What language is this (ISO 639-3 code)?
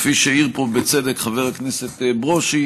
heb